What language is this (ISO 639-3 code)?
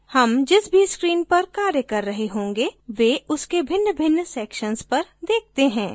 hin